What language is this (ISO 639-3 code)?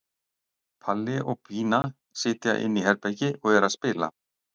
isl